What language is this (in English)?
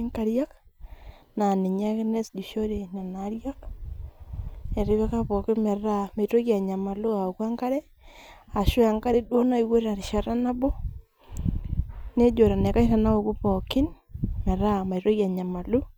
Masai